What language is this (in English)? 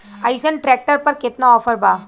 Bhojpuri